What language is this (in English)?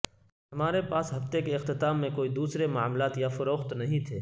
Urdu